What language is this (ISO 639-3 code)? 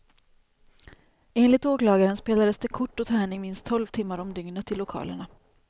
swe